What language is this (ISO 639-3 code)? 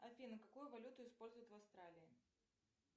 rus